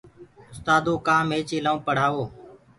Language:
Gurgula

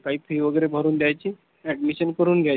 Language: Marathi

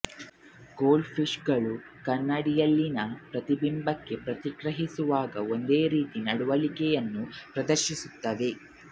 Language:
Kannada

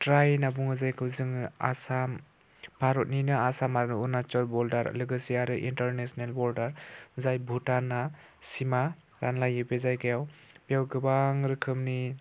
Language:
Bodo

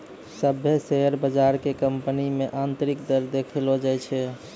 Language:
Maithili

